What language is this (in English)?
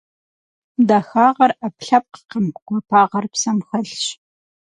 Kabardian